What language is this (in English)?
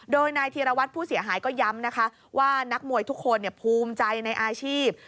Thai